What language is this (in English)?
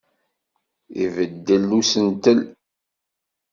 Kabyle